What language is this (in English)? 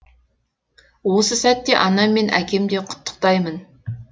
Kazakh